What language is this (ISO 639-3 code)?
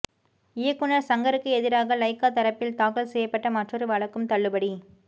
tam